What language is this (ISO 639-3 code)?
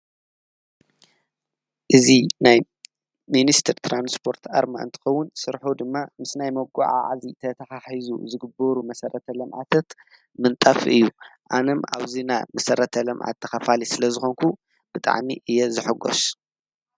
tir